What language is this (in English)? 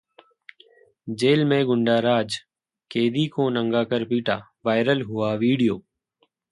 Hindi